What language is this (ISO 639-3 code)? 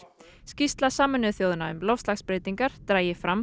isl